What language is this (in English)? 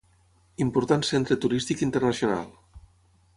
Catalan